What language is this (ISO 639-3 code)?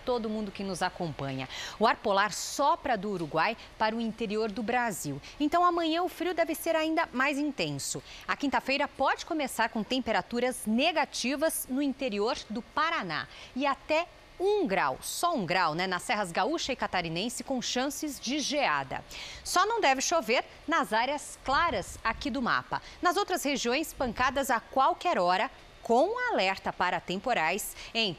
por